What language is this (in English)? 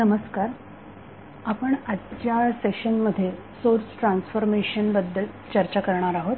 Marathi